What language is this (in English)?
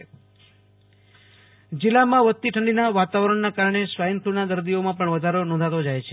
Gujarati